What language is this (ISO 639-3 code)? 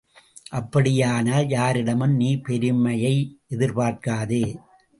tam